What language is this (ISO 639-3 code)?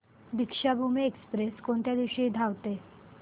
mar